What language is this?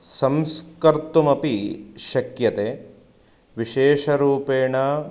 Sanskrit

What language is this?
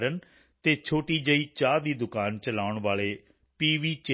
Punjabi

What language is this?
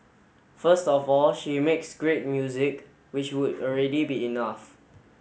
English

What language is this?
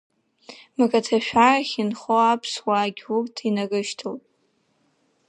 Abkhazian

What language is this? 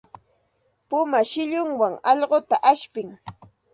Santa Ana de Tusi Pasco Quechua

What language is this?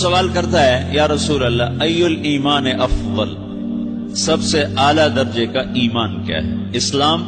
Urdu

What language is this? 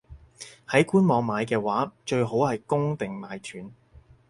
Cantonese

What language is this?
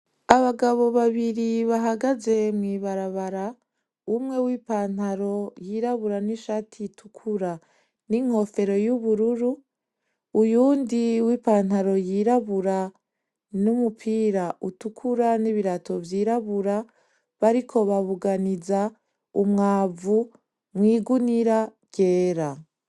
Rundi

